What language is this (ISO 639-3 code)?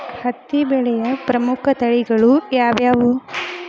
kan